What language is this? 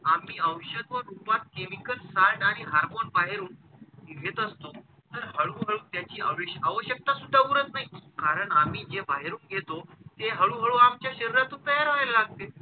Marathi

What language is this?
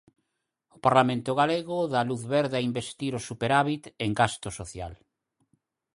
Galician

